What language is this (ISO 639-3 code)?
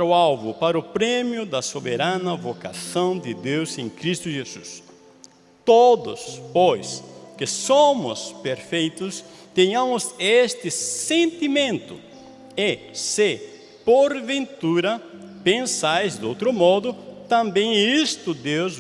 por